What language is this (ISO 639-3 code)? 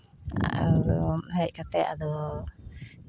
sat